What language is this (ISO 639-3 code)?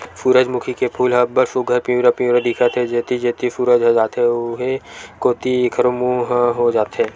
hne